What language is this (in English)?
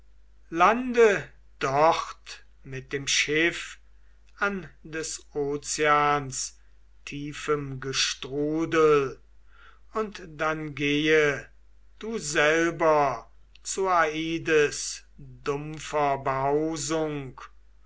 German